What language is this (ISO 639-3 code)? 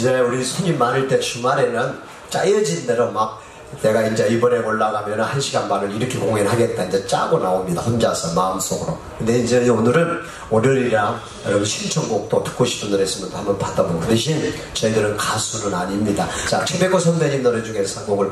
kor